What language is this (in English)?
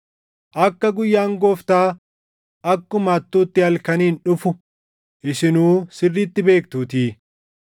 Oromo